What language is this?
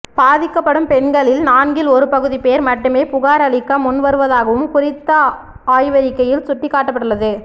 Tamil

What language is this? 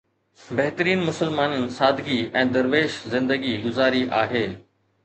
Sindhi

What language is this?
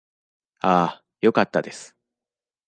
Japanese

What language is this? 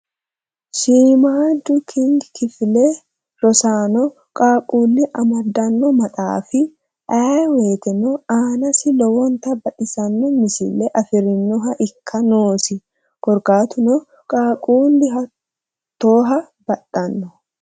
Sidamo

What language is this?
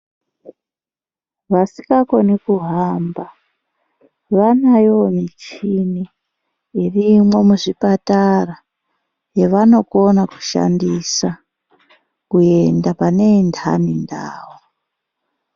Ndau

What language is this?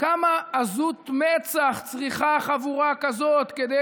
Hebrew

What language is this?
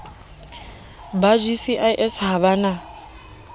Southern Sotho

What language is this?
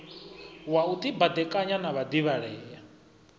Venda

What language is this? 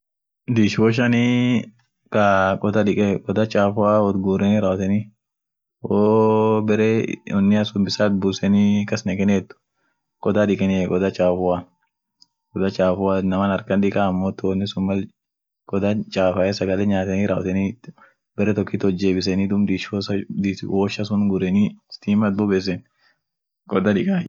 Orma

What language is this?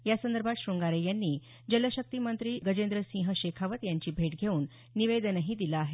Marathi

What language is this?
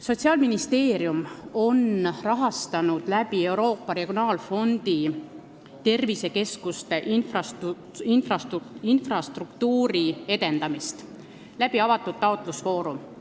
Estonian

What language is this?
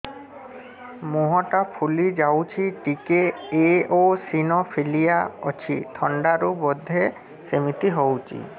Odia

